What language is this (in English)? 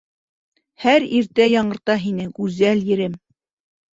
Bashkir